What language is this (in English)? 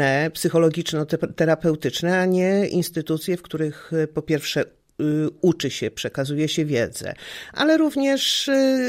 Polish